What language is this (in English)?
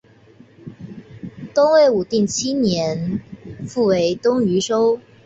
Chinese